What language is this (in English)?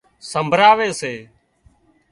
Wadiyara Koli